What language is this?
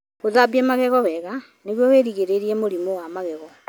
Kikuyu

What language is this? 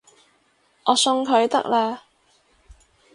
Cantonese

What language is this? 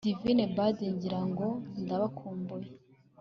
Kinyarwanda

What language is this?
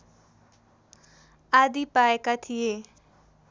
Nepali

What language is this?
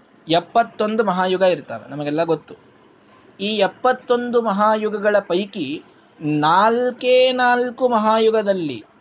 Kannada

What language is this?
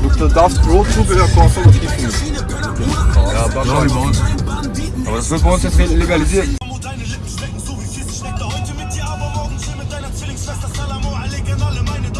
German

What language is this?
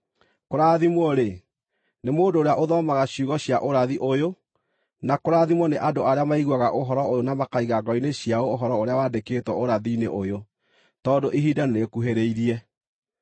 Kikuyu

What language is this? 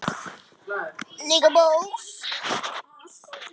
Icelandic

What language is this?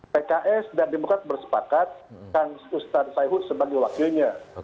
Indonesian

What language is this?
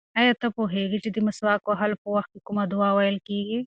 Pashto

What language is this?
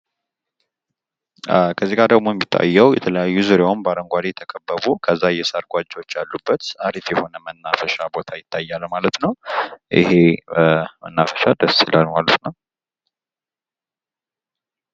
Amharic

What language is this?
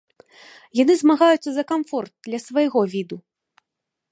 Belarusian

